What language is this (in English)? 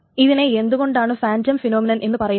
Malayalam